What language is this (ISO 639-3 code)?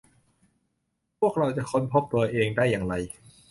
tha